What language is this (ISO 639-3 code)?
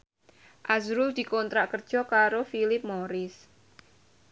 jav